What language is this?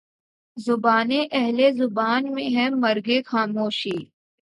Urdu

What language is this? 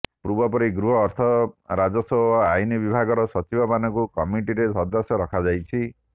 Odia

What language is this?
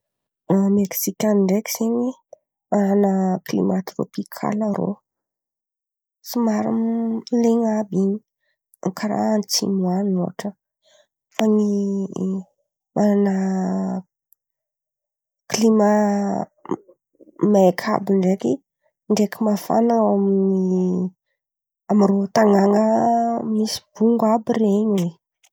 Antankarana Malagasy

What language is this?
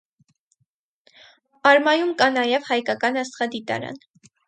Armenian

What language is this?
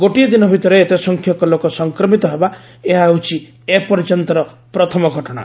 Odia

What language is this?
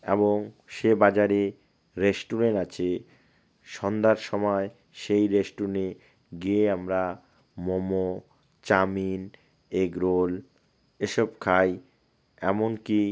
Bangla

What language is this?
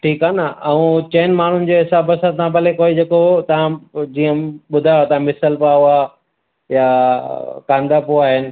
Sindhi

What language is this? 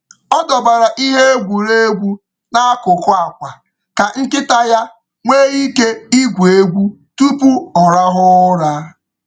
Igbo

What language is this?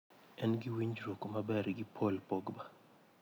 Luo (Kenya and Tanzania)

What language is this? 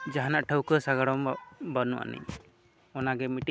Santali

